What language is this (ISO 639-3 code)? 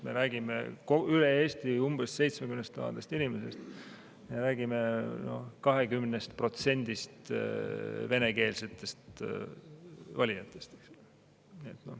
est